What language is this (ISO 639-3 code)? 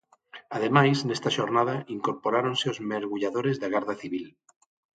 glg